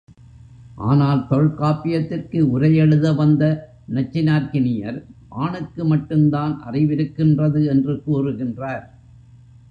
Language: Tamil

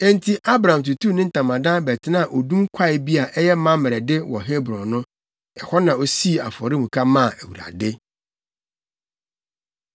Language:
Akan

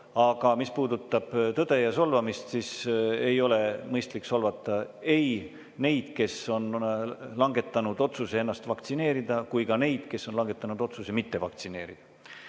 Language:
Estonian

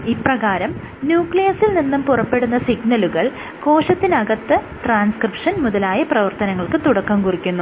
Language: Malayalam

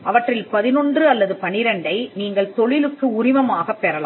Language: Tamil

